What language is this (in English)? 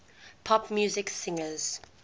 English